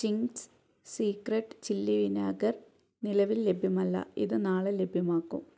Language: Malayalam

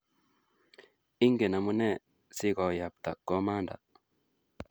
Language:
Kalenjin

